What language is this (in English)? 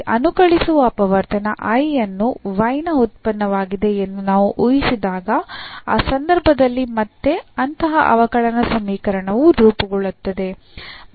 Kannada